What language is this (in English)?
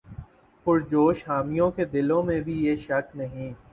Urdu